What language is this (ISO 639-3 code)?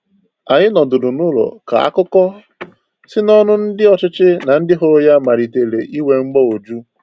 ibo